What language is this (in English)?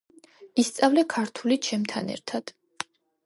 Georgian